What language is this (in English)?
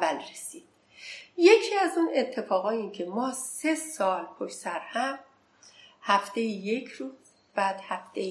Persian